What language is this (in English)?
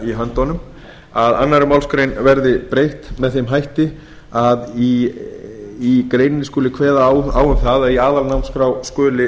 Icelandic